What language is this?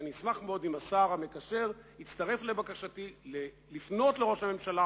Hebrew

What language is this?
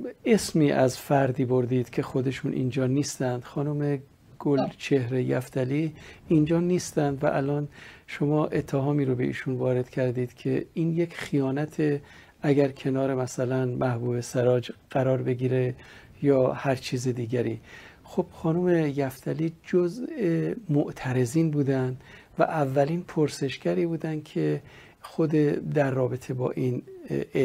Persian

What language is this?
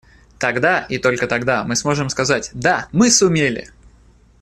Russian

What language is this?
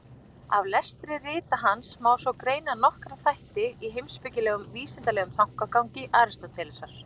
Icelandic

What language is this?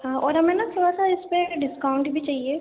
Urdu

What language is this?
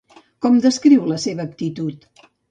Catalan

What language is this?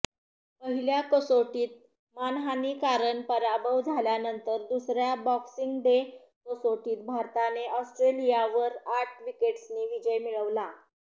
Marathi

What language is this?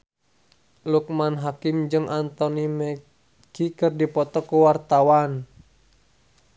Sundanese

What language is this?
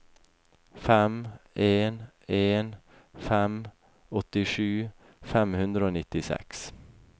Norwegian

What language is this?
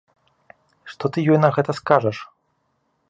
Belarusian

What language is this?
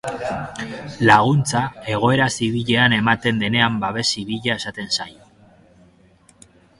Basque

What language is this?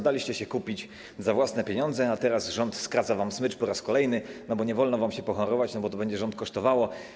Polish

